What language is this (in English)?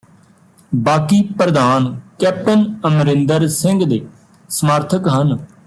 Punjabi